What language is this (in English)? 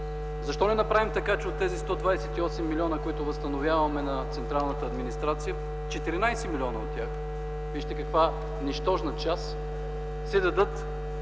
Bulgarian